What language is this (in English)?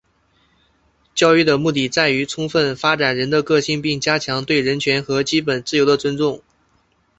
Chinese